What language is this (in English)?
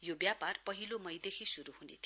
Nepali